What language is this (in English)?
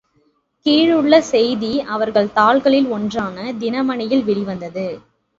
Tamil